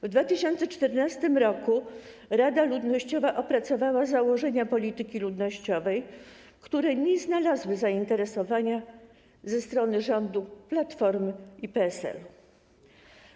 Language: Polish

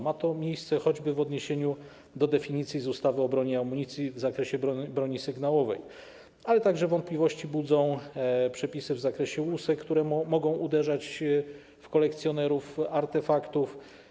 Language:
Polish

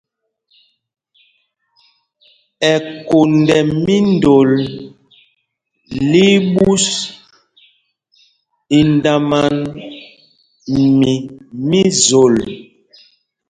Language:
Mpumpong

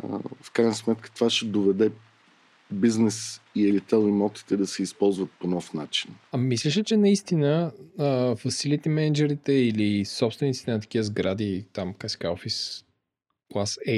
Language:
Bulgarian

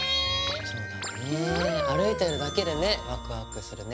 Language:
Japanese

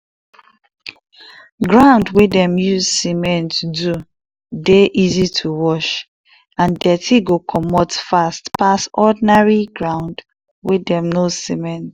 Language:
Nigerian Pidgin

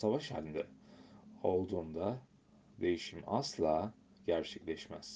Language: Turkish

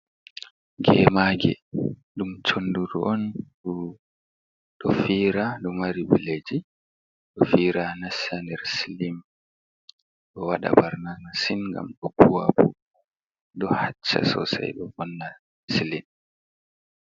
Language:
Fula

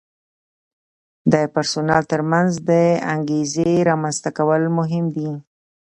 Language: Pashto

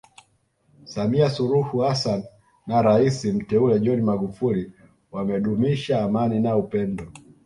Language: Swahili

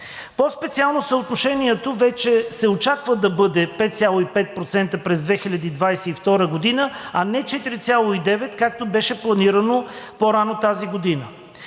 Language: Bulgarian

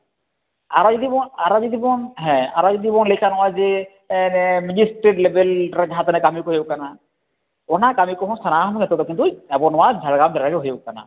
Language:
Santali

